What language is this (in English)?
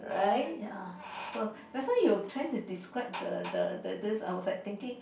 English